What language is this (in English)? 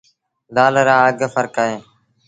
Sindhi Bhil